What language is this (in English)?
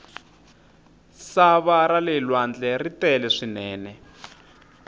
Tsonga